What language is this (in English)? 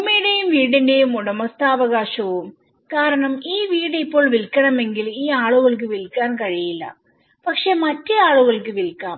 Malayalam